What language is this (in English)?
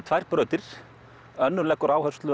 Icelandic